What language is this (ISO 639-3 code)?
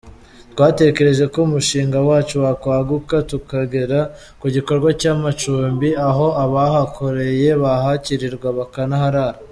kin